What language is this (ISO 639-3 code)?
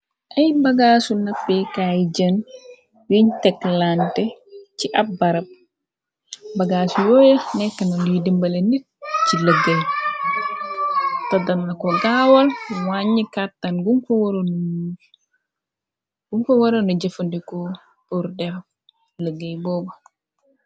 wol